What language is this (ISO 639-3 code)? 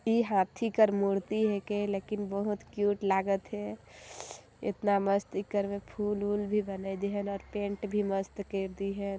sck